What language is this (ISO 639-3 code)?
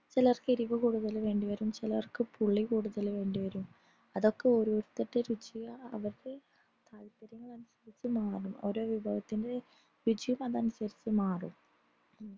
mal